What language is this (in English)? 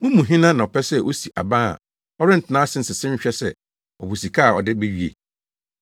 Akan